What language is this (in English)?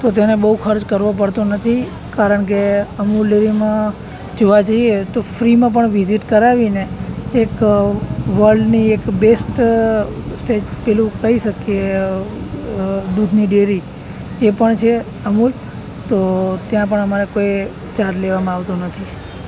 Gujarati